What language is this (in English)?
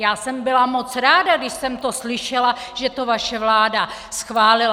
Czech